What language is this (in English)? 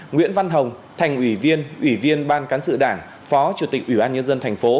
Vietnamese